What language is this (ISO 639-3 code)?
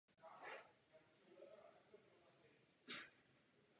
ces